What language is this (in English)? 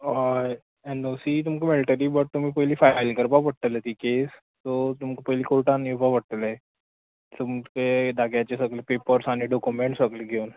Konkani